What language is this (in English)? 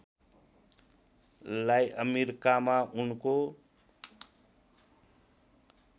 Nepali